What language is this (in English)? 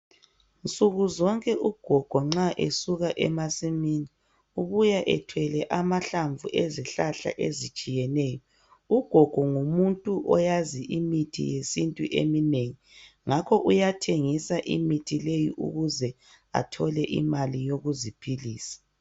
North Ndebele